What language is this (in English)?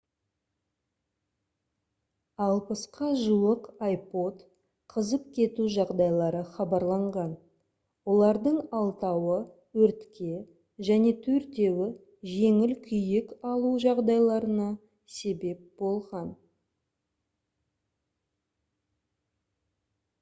Kazakh